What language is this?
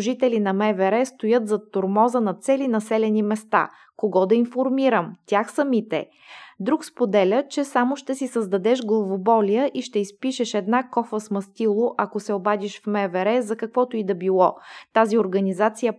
Bulgarian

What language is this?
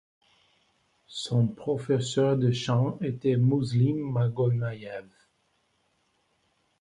French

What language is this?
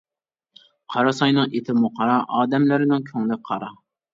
Uyghur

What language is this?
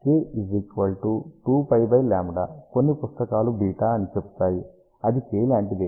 Telugu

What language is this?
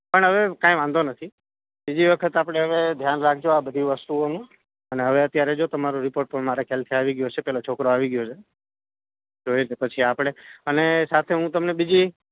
Gujarati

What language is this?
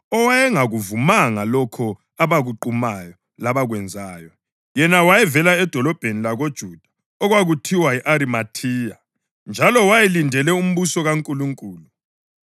North Ndebele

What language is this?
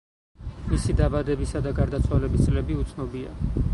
Georgian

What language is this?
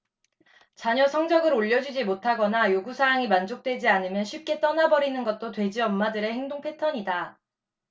Korean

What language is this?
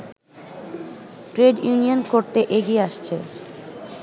Bangla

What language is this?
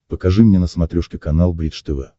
Russian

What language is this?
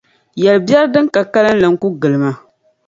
Dagbani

